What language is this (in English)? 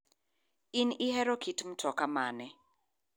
Luo (Kenya and Tanzania)